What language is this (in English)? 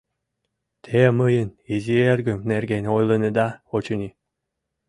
Mari